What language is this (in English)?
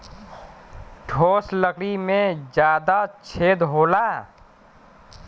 Bhojpuri